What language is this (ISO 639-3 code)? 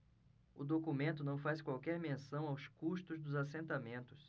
por